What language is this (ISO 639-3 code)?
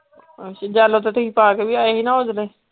pan